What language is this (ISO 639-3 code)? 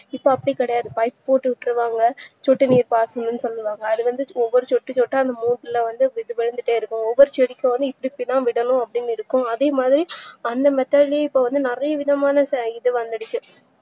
tam